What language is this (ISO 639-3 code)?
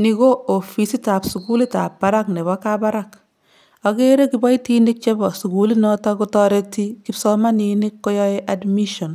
kln